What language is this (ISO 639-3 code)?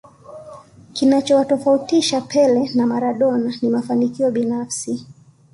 swa